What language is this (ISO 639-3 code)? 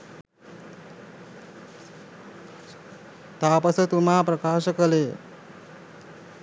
sin